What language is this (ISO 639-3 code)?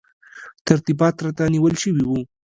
pus